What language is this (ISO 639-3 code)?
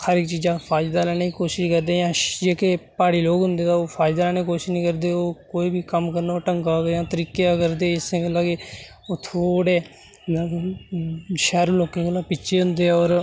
doi